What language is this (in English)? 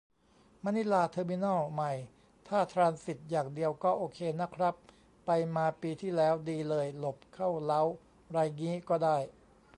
Thai